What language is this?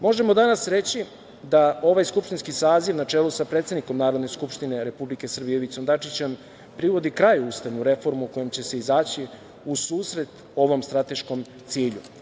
Serbian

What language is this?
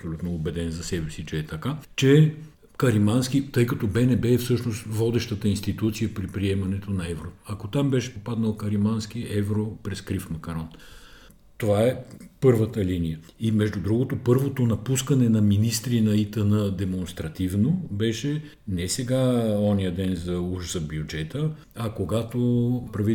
Bulgarian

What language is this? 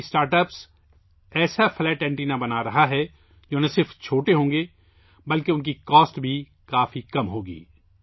Urdu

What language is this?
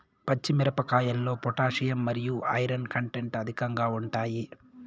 Telugu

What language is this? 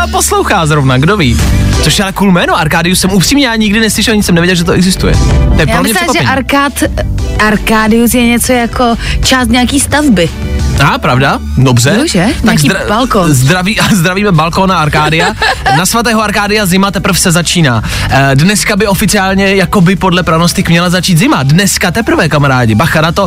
Czech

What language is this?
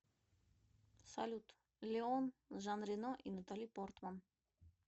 Russian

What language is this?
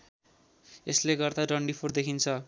Nepali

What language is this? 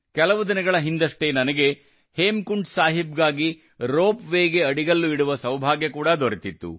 Kannada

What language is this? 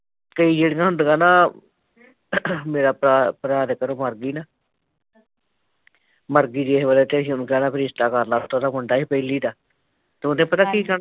Punjabi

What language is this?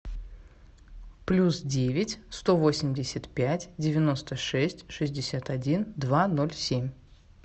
Russian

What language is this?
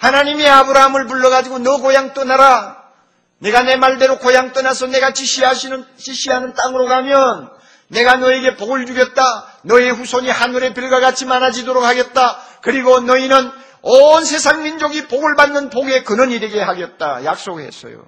Korean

